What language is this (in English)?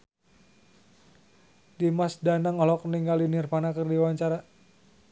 Sundanese